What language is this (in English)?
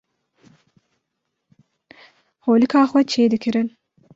Kurdish